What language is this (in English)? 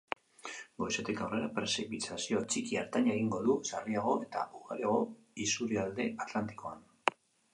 Basque